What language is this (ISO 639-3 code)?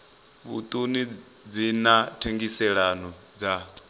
ven